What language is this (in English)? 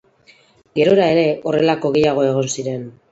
Basque